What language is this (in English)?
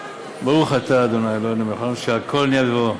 Hebrew